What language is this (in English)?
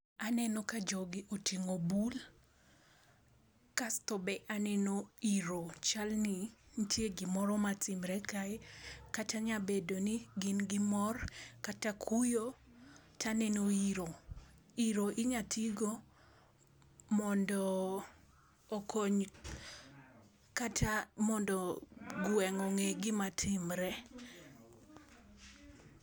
Luo (Kenya and Tanzania)